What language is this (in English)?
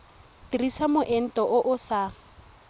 Tswana